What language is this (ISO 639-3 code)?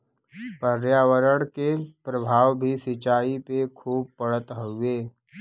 bho